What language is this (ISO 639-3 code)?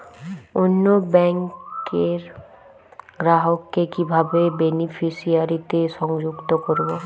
ben